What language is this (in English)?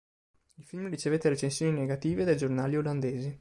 Italian